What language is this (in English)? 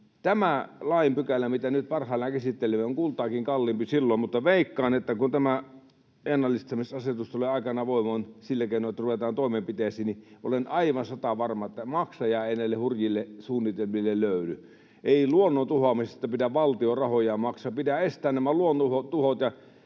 Finnish